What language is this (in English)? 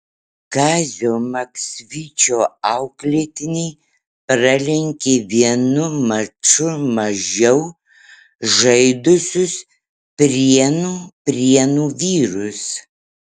Lithuanian